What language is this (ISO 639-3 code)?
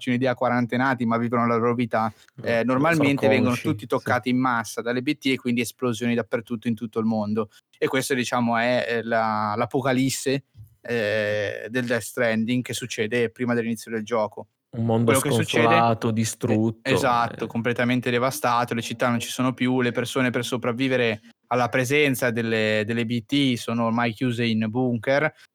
ita